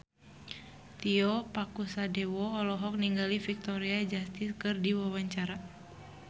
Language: Sundanese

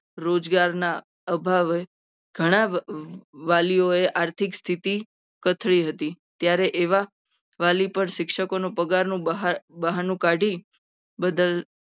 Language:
Gujarati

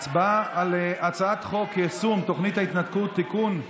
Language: Hebrew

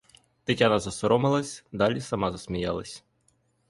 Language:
Ukrainian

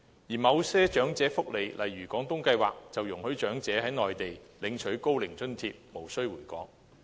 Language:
Cantonese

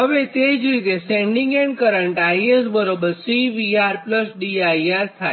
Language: Gujarati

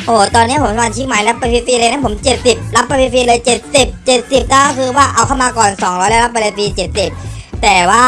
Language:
Thai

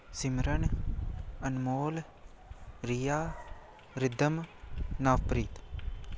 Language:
Punjabi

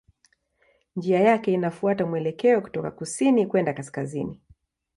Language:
Swahili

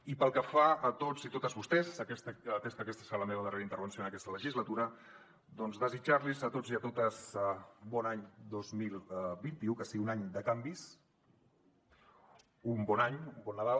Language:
Catalan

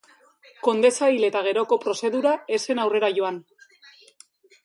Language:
Basque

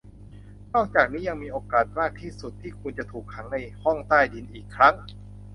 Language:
Thai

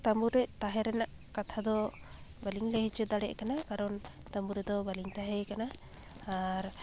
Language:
Santali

